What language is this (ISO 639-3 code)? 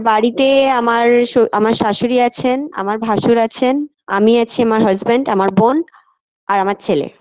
ben